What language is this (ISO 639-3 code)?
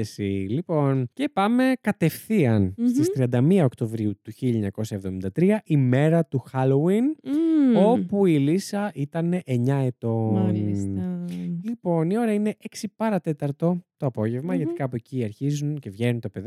ell